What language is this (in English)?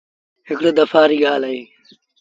Sindhi Bhil